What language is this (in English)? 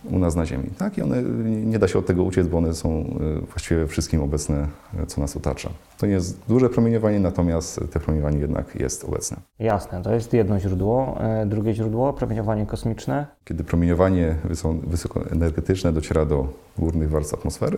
Polish